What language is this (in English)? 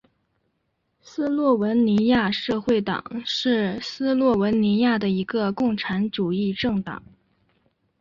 Chinese